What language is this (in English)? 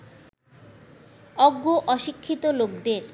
Bangla